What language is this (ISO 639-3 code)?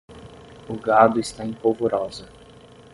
por